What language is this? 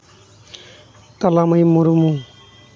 Santali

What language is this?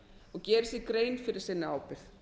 Icelandic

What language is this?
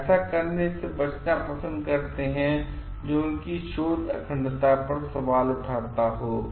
Hindi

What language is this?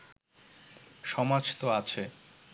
Bangla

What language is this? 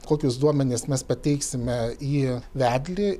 Lithuanian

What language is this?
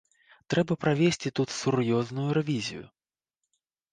Belarusian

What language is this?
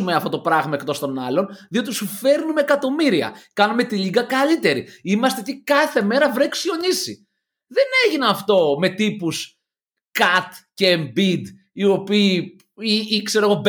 Greek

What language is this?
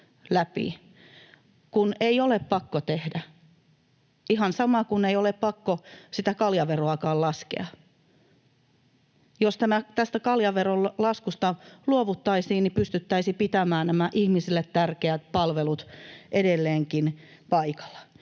Finnish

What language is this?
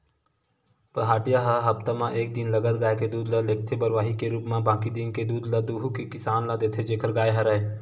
Chhattisgarhi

